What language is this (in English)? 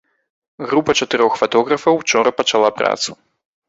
Belarusian